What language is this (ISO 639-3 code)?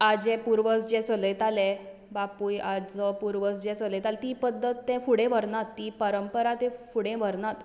kok